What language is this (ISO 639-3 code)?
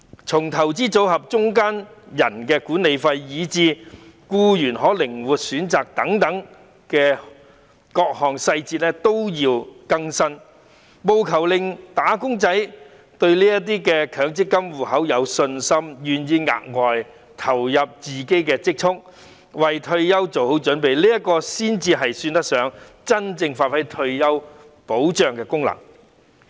yue